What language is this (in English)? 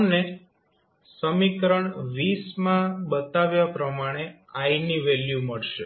Gujarati